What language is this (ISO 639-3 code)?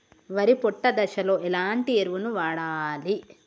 tel